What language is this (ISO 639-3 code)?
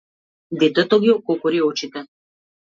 mkd